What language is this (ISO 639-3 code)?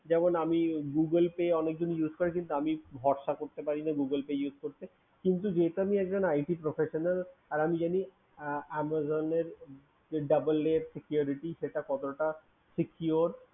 ben